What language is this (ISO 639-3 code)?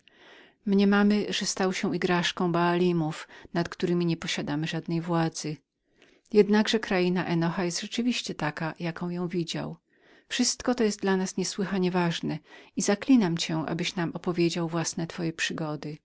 pol